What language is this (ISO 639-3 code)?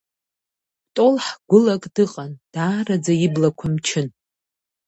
abk